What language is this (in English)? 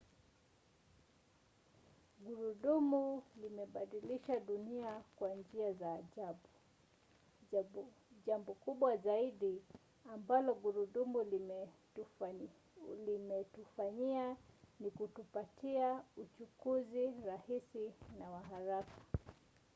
Swahili